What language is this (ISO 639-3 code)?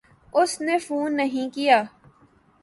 urd